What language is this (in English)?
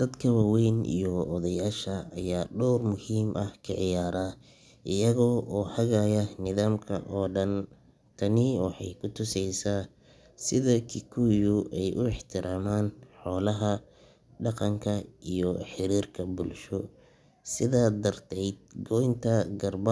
Somali